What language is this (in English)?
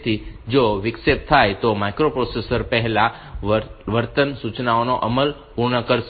Gujarati